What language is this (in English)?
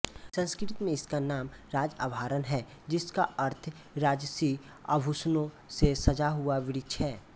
Hindi